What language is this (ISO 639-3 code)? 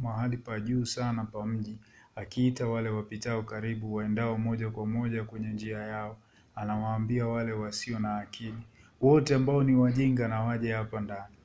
swa